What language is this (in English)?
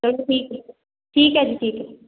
Punjabi